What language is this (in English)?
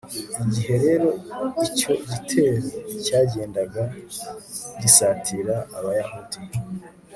Kinyarwanda